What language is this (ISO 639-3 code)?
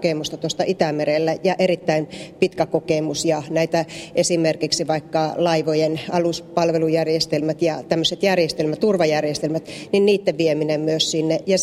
fin